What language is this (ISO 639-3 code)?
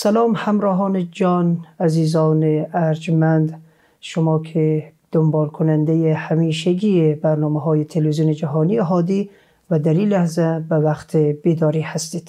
fas